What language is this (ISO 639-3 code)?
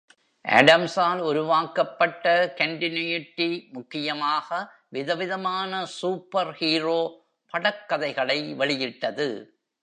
tam